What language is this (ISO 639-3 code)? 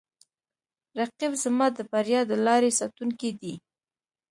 pus